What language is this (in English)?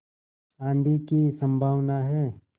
Hindi